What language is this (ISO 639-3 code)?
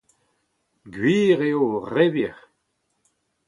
bre